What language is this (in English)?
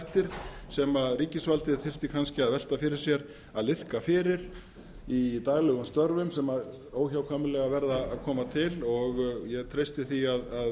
Icelandic